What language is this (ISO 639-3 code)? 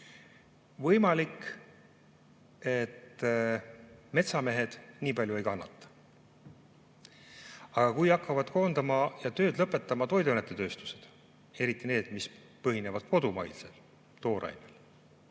est